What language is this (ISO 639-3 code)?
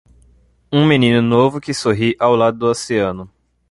por